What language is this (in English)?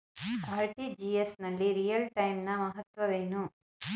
Kannada